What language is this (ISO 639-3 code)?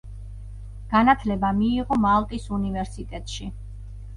kat